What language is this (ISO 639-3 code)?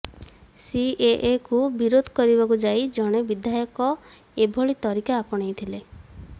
ori